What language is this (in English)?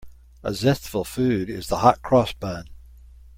English